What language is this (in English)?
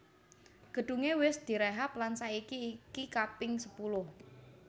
Javanese